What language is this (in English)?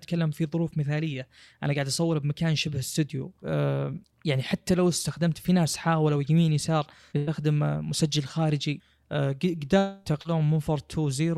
Arabic